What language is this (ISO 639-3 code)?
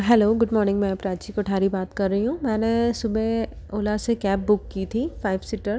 hin